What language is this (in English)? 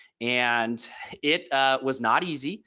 English